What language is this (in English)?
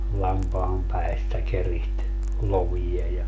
Finnish